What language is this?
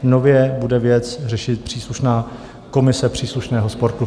Czech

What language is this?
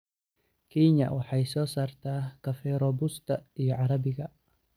Somali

